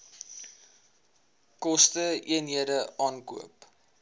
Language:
Afrikaans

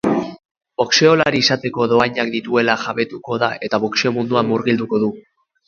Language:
Basque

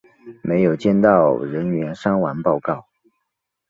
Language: Chinese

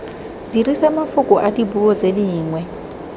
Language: Tswana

